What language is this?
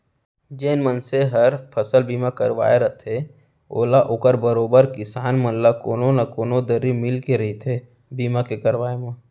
Chhattisgarhi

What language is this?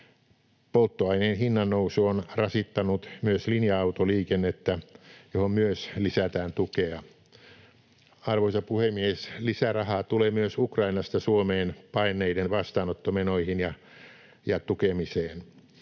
Finnish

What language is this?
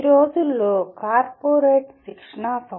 Telugu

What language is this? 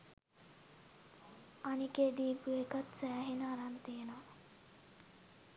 Sinhala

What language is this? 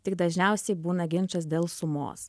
Lithuanian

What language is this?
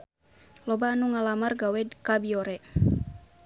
Sundanese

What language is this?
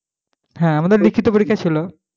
Bangla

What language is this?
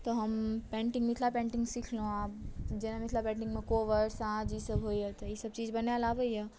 Maithili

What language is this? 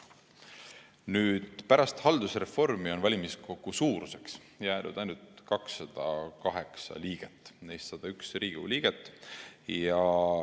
Estonian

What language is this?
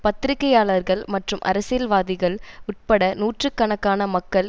Tamil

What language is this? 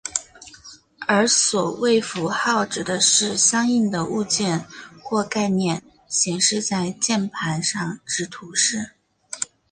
Chinese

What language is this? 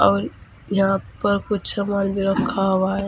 Hindi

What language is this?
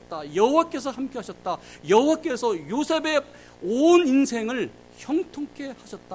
Korean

